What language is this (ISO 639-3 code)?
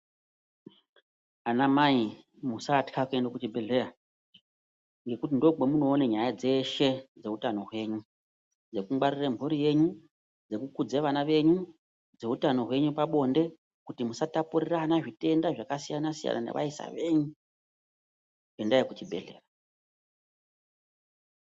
ndc